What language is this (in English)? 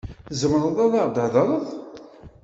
Kabyle